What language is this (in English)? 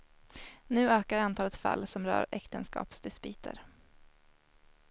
Swedish